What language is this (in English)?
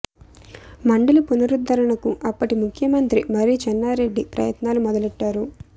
Telugu